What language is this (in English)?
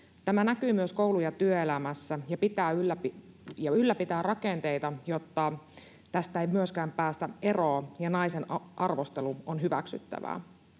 Finnish